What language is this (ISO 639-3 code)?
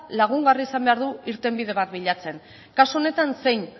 eus